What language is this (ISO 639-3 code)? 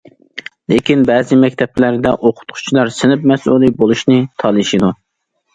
uig